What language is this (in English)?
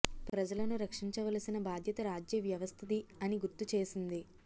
Telugu